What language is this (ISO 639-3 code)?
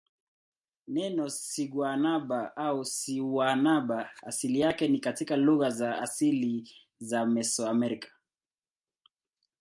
swa